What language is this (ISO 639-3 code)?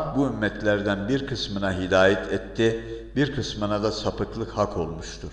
tur